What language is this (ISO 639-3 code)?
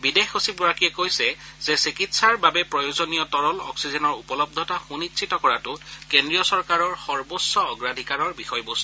asm